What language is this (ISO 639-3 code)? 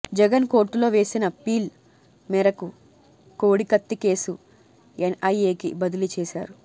tel